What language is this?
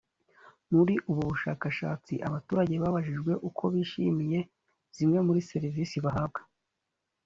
Kinyarwanda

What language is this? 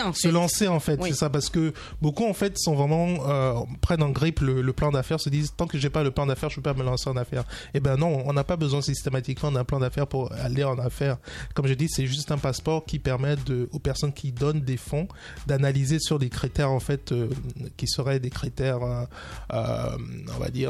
French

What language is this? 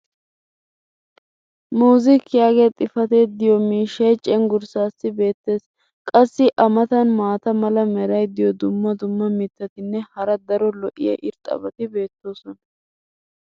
Wolaytta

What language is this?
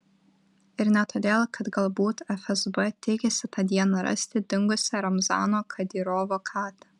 Lithuanian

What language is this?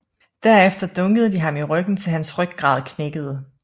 Danish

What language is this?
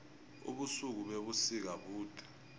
South Ndebele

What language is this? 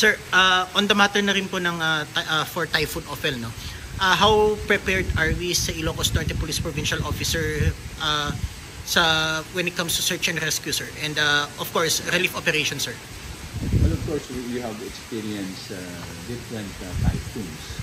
Filipino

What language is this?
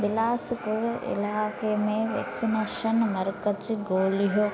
Sindhi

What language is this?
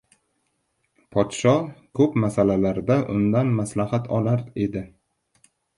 Uzbek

